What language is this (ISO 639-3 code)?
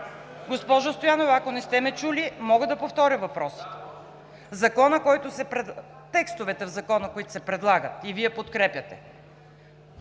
bul